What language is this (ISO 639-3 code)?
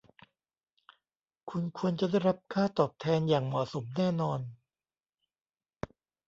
tha